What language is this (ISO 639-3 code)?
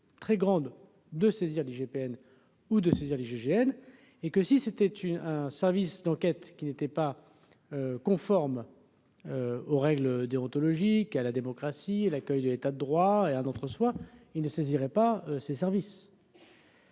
fra